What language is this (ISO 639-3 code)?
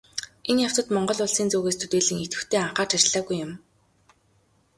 mon